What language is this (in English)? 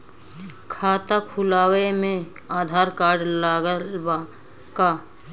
Bhojpuri